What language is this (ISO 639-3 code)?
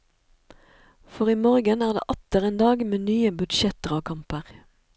nor